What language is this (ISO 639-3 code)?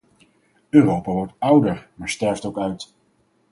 nld